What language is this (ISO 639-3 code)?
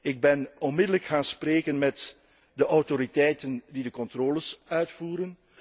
nld